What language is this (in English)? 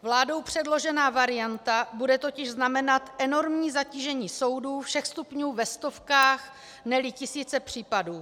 Czech